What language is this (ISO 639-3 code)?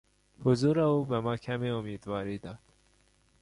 fas